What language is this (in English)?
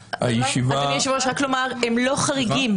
Hebrew